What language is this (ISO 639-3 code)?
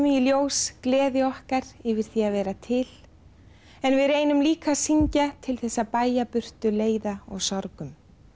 isl